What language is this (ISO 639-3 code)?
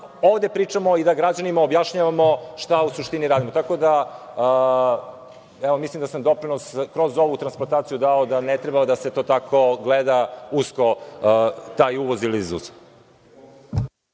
srp